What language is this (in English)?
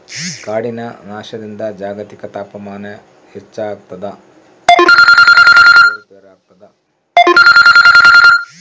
Kannada